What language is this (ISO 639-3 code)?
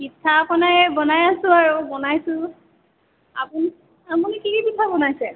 asm